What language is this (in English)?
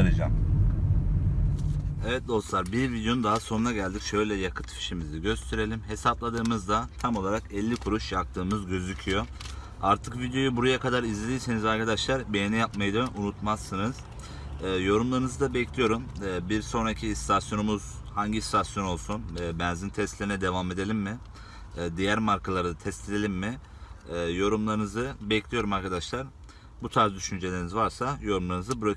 Turkish